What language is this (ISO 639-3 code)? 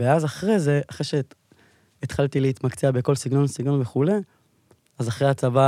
heb